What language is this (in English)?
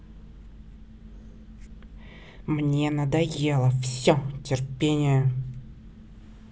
Russian